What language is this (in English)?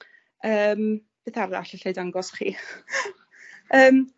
Welsh